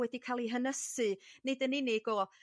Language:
Welsh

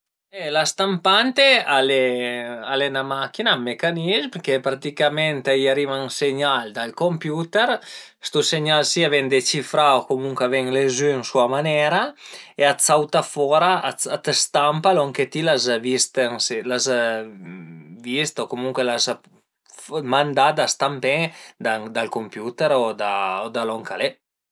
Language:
Piedmontese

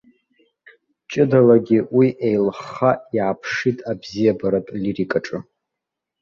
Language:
Abkhazian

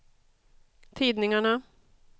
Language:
Swedish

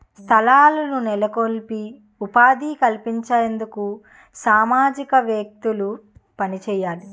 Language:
Telugu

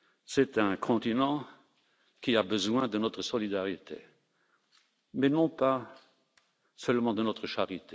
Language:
French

